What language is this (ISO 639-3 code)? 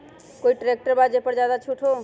mag